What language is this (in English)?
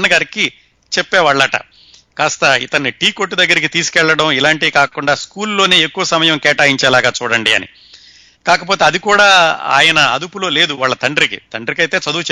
Telugu